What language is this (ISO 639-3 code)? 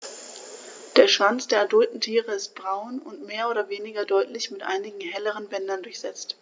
deu